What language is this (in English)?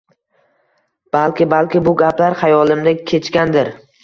Uzbek